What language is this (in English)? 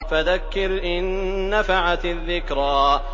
Arabic